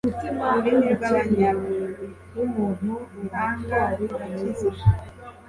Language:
Kinyarwanda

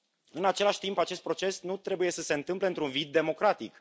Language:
Romanian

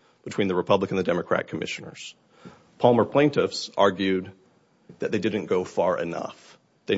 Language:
English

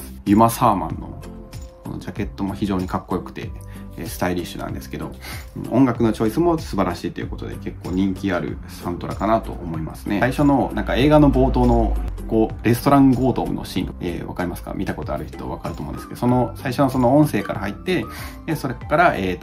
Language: Japanese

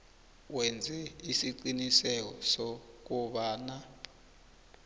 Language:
South Ndebele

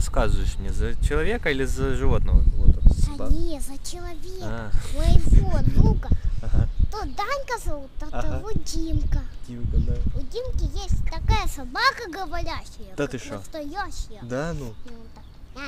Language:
Russian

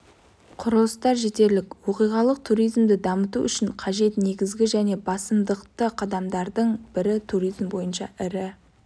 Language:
Kazakh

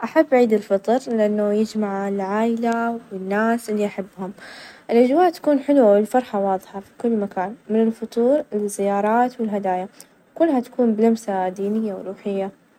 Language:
Najdi Arabic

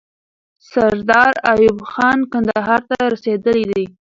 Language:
Pashto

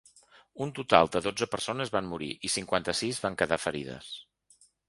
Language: Catalan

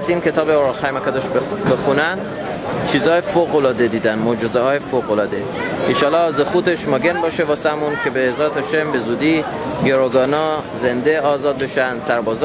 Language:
Persian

